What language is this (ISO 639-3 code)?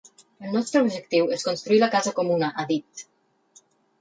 cat